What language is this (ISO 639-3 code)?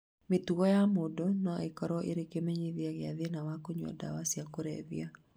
kik